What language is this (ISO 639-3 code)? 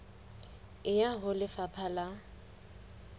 sot